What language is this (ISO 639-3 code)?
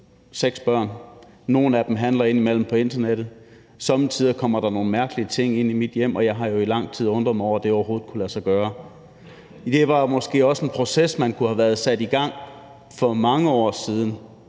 dan